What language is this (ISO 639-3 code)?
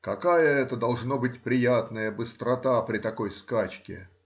rus